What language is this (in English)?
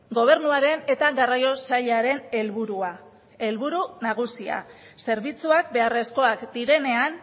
Basque